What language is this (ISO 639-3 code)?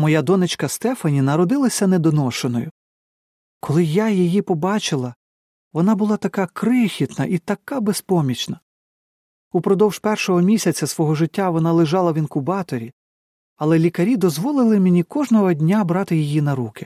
ukr